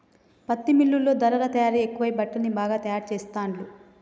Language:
Telugu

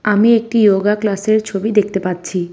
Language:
Bangla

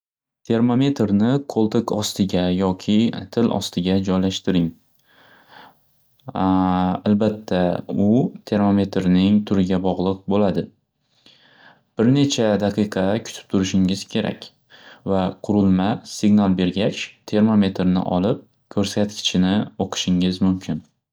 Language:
Uzbek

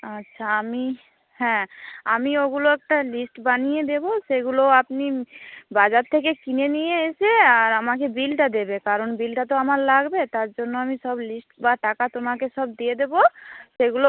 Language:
Bangla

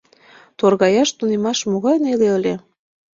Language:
Mari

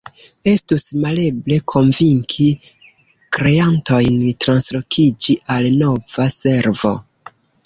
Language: Esperanto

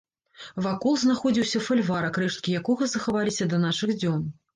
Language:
Belarusian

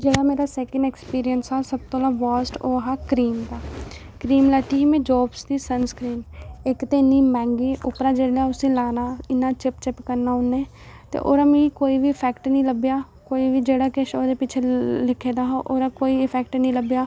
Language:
Dogri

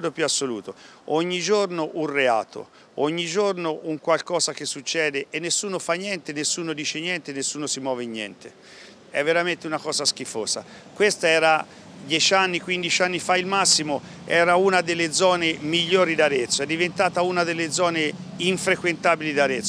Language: Italian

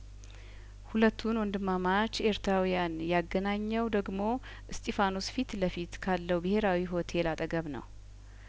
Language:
Amharic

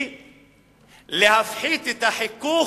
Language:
Hebrew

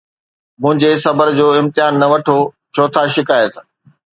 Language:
Sindhi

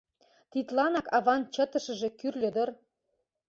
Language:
Mari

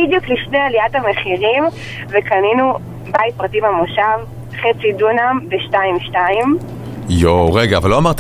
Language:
Hebrew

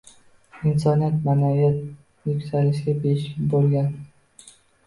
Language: Uzbek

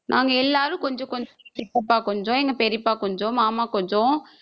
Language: Tamil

